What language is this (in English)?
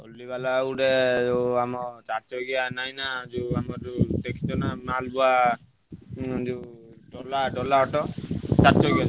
Odia